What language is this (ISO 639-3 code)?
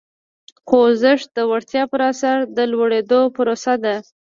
pus